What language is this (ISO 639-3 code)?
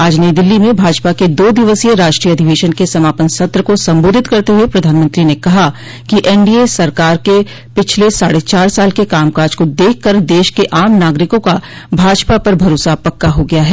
hin